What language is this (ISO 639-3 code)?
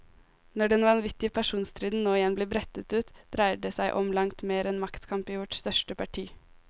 nor